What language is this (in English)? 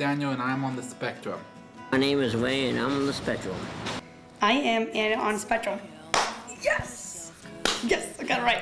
English